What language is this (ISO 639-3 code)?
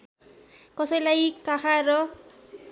nep